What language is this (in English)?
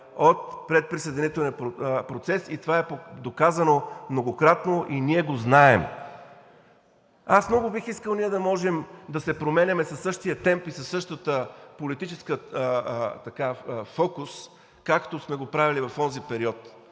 Bulgarian